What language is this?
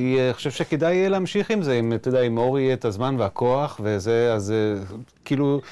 Hebrew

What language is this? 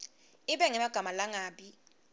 Swati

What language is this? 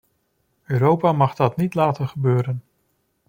Dutch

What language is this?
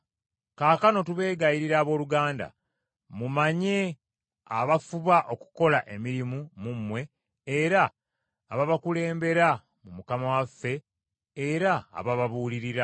Ganda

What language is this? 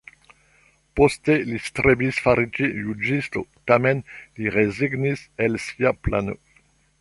Esperanto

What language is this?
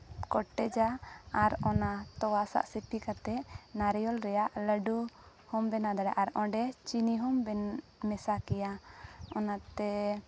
Santali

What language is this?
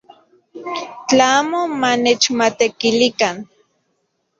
Central Puebla Nahuatl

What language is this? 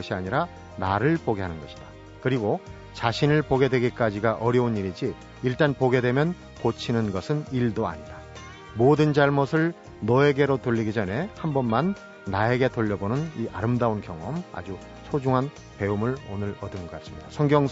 Korean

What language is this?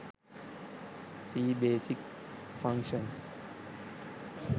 Sinhala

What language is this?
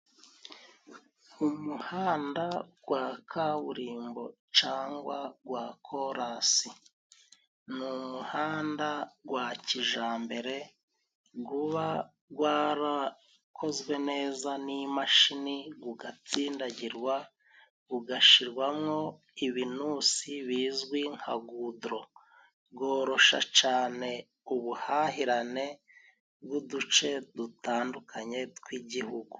Kinyarwanda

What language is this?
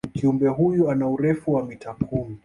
Swahili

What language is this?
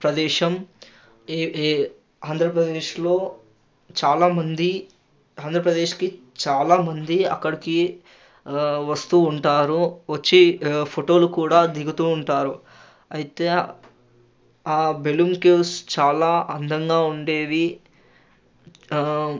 Telugu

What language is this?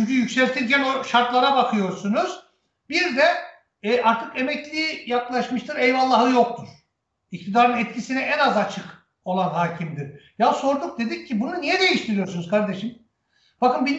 Turkish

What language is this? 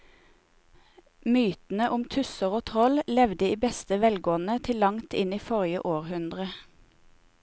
Norwegian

